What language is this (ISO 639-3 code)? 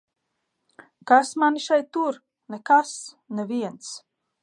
lav